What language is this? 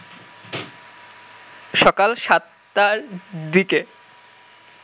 Bangla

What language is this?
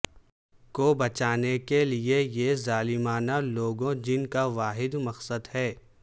Urdu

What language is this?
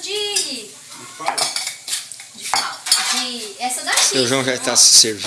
Portuguese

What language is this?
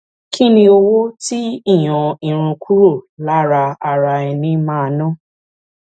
Yoruba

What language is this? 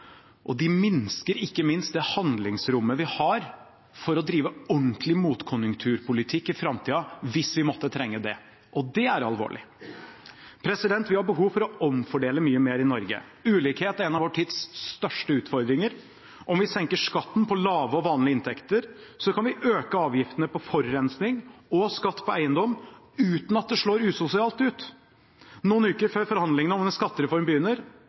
Norwegian Bokmål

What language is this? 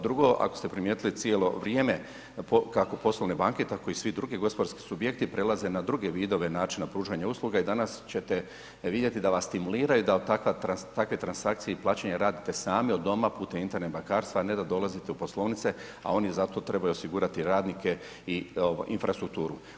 Croatian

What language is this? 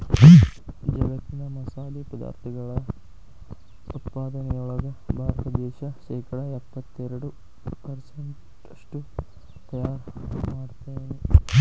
Kannada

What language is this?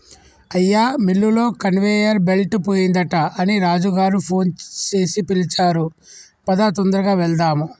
Telugu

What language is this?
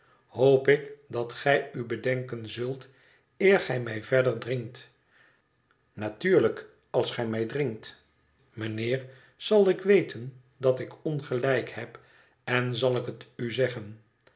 Dutch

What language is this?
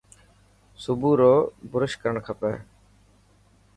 Dhatki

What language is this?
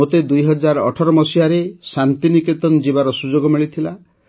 Odia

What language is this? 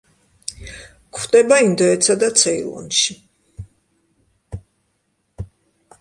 Georgian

